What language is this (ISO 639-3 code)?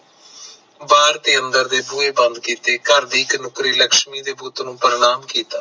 pan